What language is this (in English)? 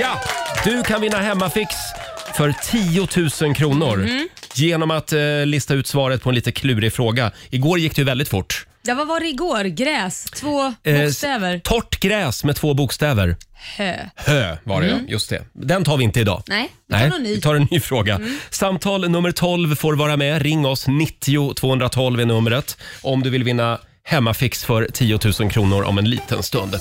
Swedish